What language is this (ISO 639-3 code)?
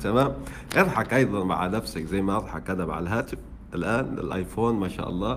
ara